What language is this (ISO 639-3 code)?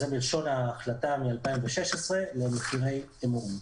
heb